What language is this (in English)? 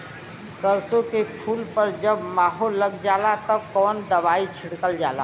Bhojpuri